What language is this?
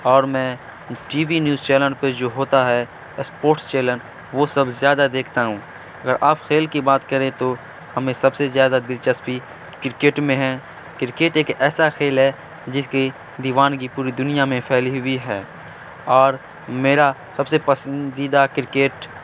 Urdu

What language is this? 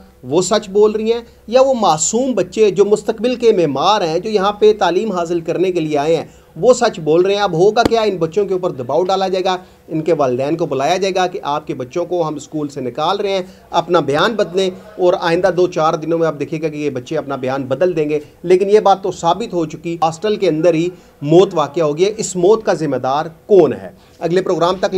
Hindi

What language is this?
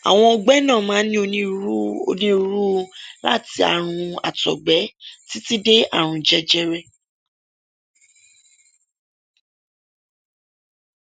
Yoruba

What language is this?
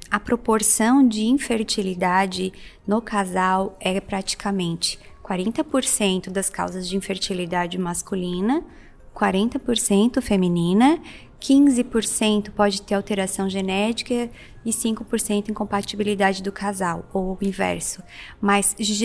Portuguese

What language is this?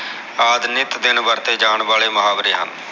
Punjabi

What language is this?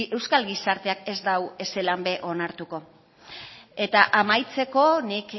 Basque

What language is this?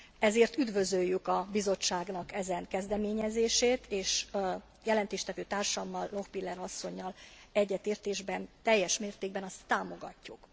Hungarian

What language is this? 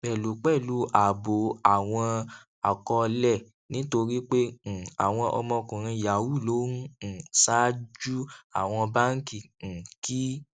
Yoruba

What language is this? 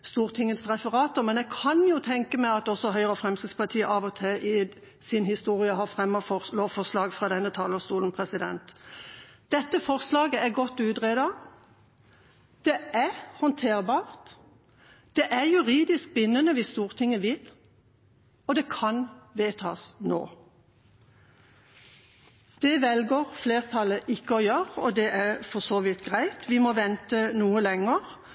Norwegian Bokmål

